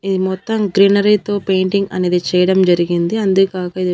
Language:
Telugu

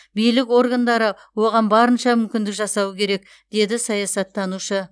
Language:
Kazakh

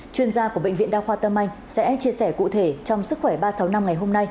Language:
Vietnamese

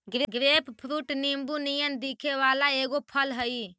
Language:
Magahi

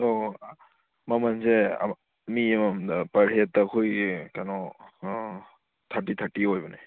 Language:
Manipuri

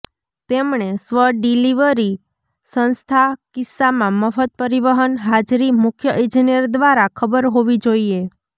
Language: Gujarati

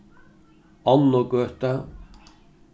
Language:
Faroese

